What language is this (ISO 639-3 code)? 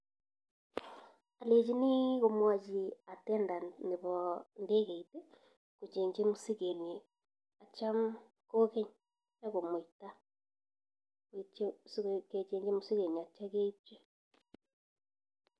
kln